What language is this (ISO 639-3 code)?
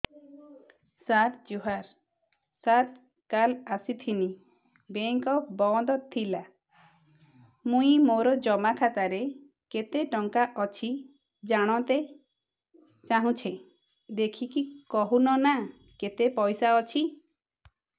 ori